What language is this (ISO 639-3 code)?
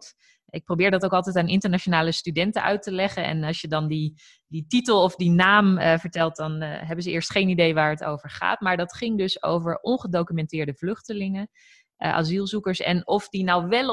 nld